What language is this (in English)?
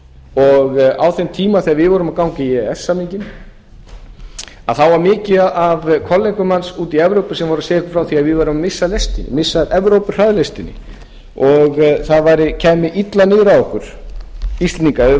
Icelandic